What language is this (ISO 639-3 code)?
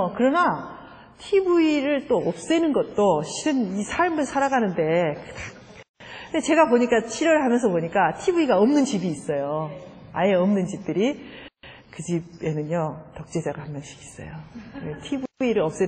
kor